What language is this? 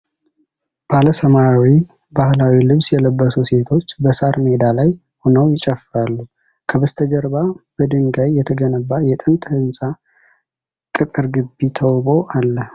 Amharic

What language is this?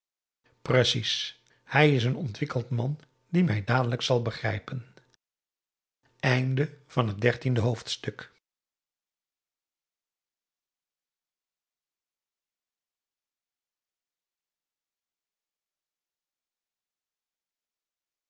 Dutch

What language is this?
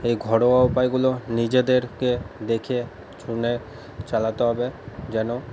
Bangla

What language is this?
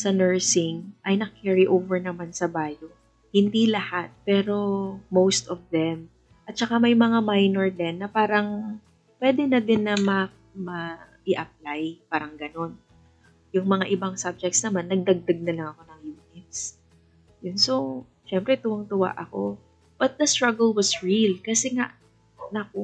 Filipino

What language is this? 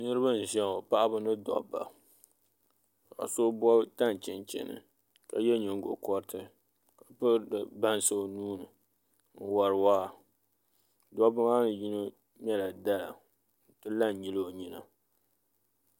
Dagbani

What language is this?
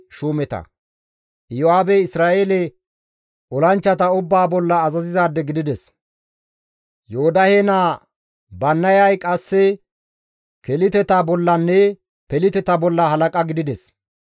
Gamo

